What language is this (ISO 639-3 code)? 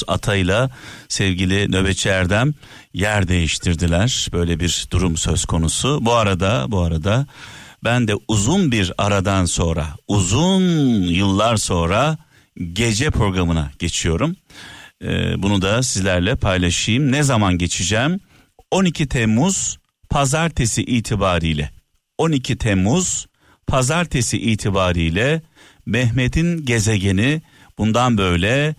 tur